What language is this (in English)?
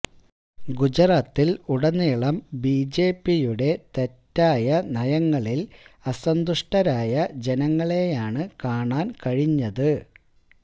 Malayalam